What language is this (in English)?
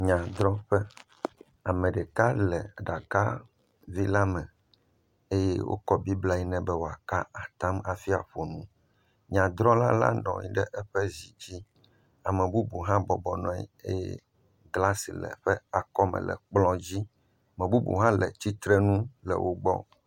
Ewe